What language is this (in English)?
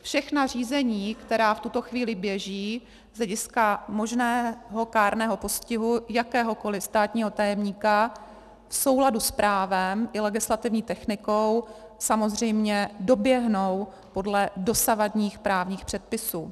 Czech